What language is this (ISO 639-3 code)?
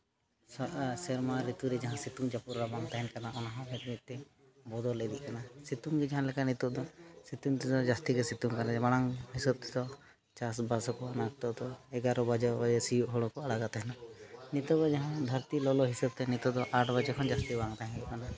sat